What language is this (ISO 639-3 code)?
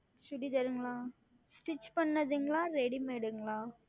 tam